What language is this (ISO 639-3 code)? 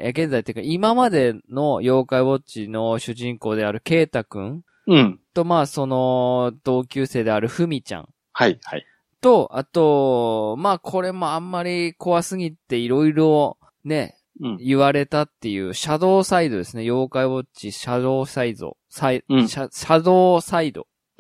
jpn